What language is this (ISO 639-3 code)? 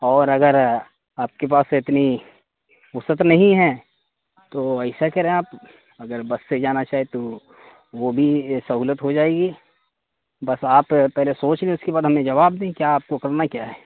urd